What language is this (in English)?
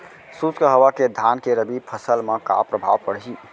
Chhattisgarhi